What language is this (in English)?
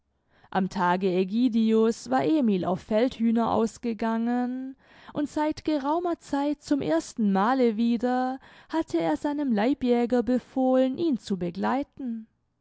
German